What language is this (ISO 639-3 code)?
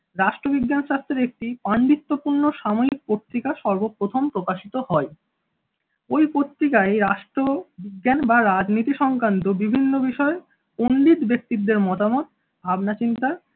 ben